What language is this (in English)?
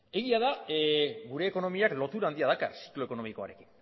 Basque